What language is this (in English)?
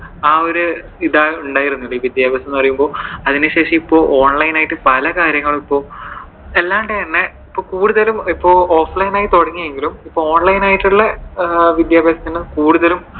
Malayalam